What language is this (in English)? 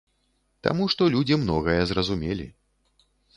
Belarusian